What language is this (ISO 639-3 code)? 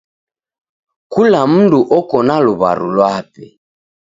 dav